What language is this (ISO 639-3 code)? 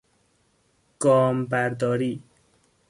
fas